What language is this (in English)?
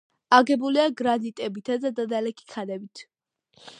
Georgian